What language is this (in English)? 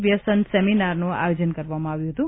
Gujarati